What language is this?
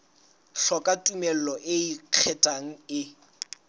Southern Sotho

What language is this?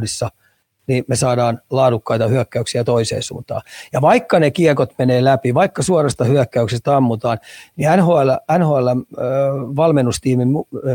Finnish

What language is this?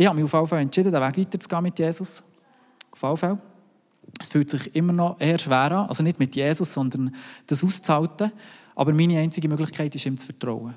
German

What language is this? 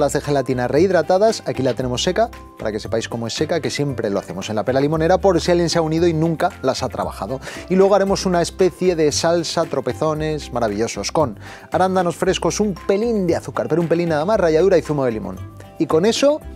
Spanish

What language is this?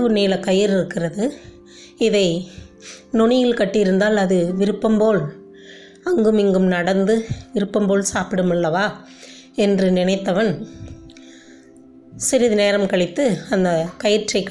Tamil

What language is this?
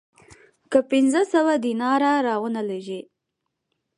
Pashto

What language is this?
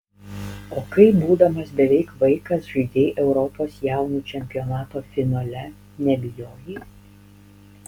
Lithuanian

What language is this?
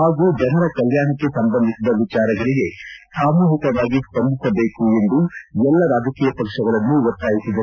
Kannada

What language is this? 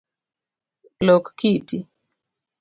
Luo (Kenya and Tanzania)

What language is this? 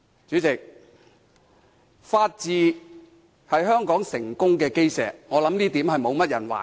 Cantonese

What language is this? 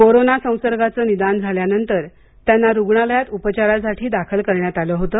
Marathi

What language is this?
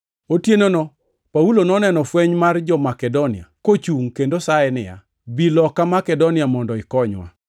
Luo (Kenya and Tanzania)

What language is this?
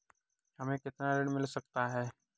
Hindi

